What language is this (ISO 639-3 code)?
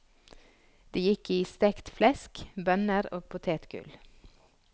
nor